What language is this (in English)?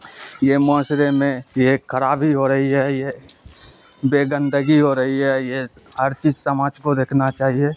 Urdu